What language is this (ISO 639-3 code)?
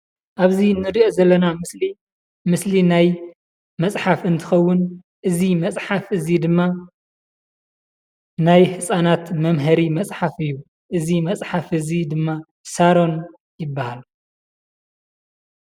tir